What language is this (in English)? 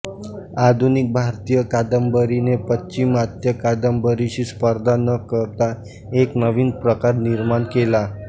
Marathi